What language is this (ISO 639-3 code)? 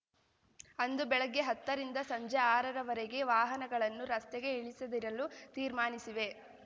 kan